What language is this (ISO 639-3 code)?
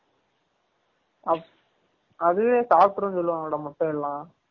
tam